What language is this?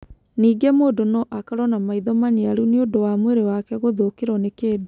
Kikuyu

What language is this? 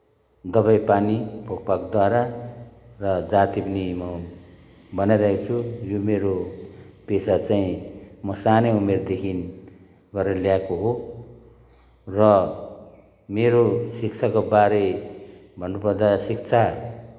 Nepali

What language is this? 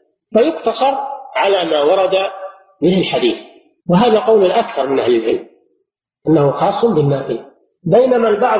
Arabic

